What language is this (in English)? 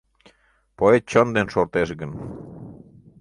Mari